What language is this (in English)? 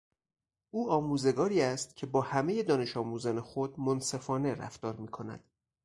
Persian